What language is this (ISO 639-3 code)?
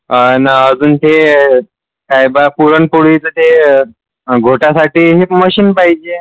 mar